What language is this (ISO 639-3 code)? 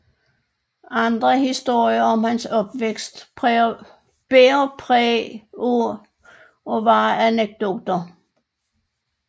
dan